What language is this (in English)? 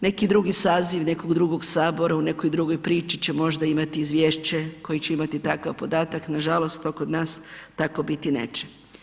Croatian